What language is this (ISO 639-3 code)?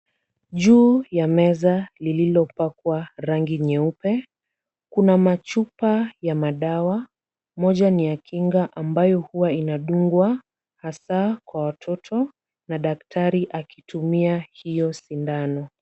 swa